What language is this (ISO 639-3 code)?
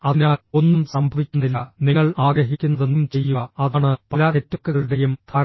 mal